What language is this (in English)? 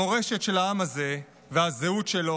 Hebrew